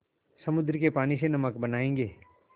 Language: Hindi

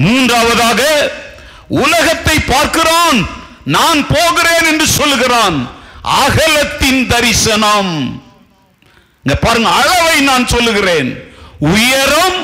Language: Tamil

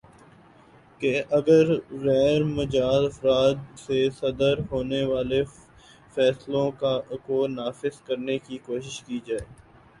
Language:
Urdu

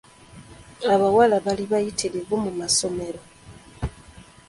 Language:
Ganda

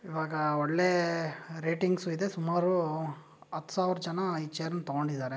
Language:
Kannada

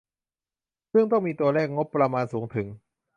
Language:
Thai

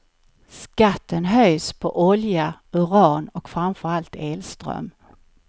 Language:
Swedish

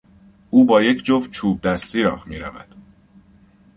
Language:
Persian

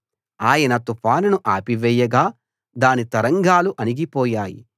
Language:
Telugu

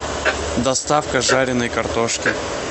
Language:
Russian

